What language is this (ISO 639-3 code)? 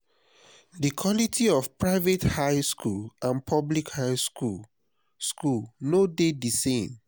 pcm